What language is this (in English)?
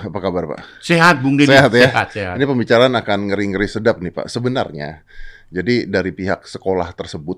Indonesian